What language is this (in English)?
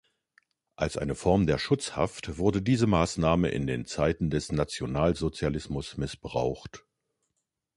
German